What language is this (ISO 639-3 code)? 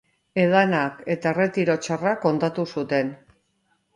eus